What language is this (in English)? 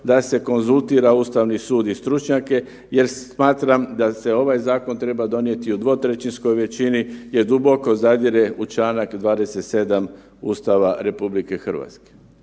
Croatian